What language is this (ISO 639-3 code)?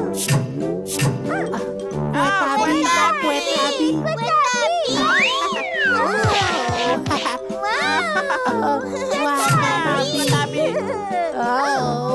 ind